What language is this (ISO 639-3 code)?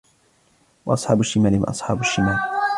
ara